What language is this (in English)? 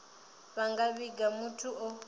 Venda